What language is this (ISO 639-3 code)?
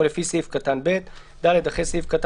heb